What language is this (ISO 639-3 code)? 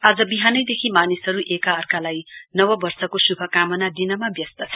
nep